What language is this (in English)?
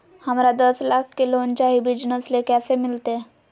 Magahi